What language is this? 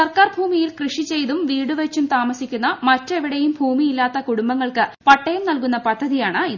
Malayalam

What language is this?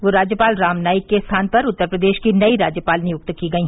Hindi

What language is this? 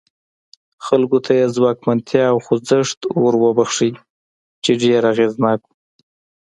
Pashto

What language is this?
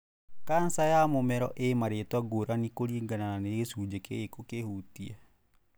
Kikuyu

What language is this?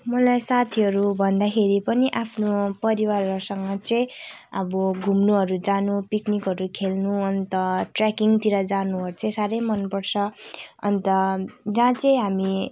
Nepali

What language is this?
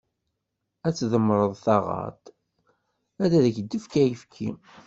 Kabyle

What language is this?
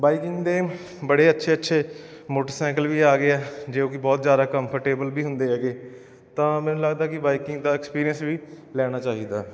Punjabi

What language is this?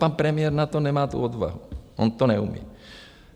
Czech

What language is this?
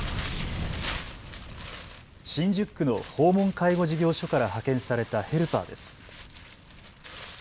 Japanese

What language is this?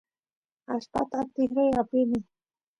Santiago del Estero Quichua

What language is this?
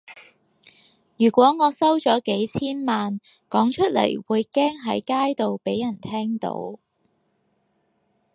Cantonese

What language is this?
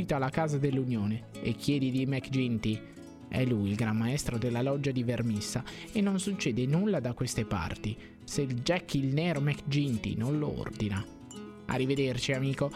Italian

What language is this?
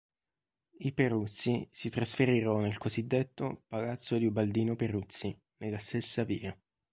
Italian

